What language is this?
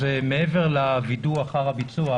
Hebrew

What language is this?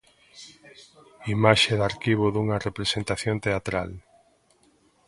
Galician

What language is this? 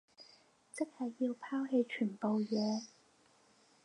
Cantonese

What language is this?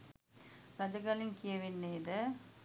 Sinhala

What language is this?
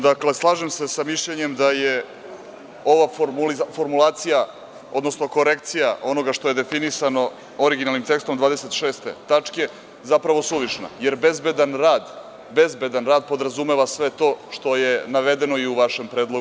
Serbian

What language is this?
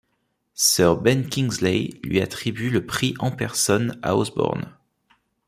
French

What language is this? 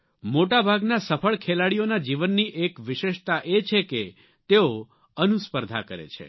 Gujarati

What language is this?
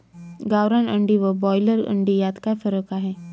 Marathi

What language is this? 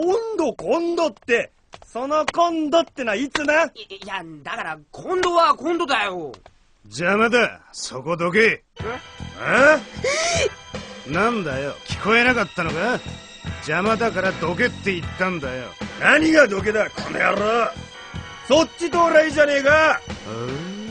Japanese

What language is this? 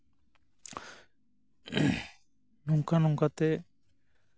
Santali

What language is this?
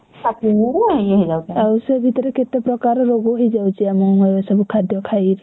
Odia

